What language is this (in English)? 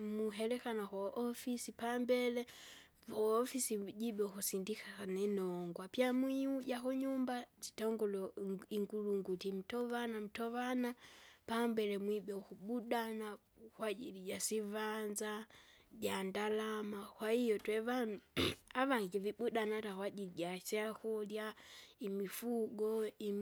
Kinga